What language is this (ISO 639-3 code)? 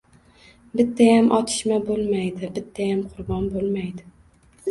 uzb